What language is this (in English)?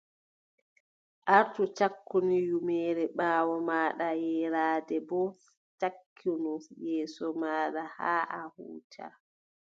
Adamawa Fulfulde